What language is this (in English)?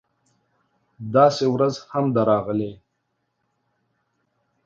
Pashto